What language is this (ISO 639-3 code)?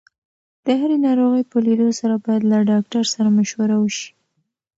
pus